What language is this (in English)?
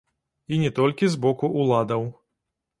Belarusian